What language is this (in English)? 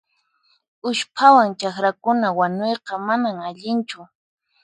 Puno Quechua